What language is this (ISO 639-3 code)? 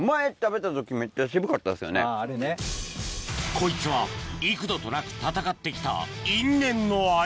jpn